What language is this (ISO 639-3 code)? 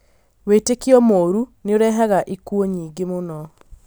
kik